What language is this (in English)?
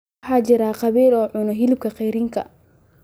Somali